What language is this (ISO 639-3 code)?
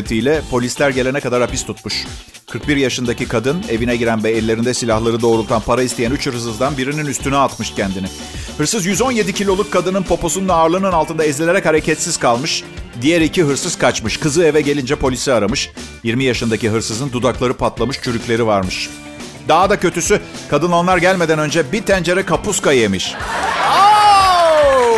tur